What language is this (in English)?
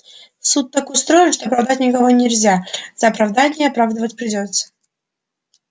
Russian